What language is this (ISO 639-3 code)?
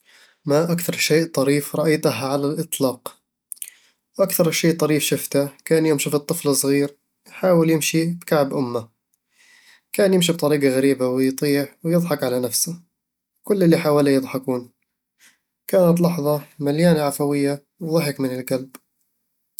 avl